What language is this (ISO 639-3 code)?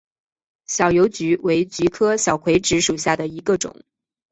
zho